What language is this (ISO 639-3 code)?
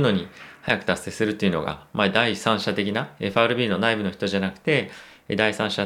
jpn